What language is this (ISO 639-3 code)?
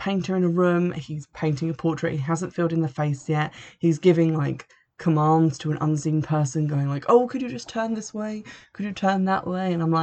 eng